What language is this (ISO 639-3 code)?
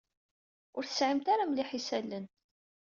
kab